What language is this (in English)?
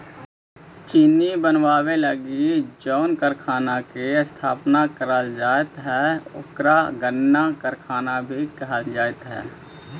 Magahi